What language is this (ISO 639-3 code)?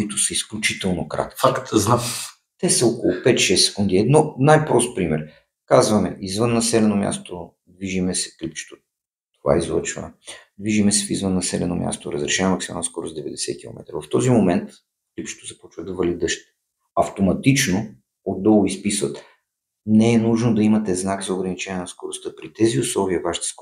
bul